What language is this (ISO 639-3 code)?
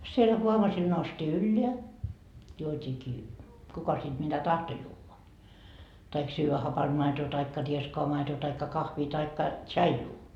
fin